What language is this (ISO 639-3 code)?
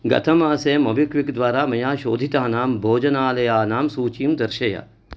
san